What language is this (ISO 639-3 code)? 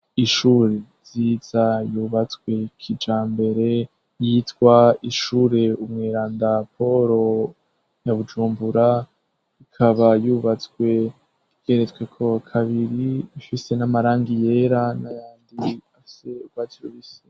run